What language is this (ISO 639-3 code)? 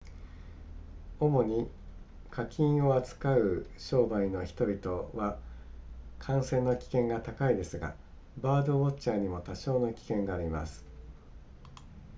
jpn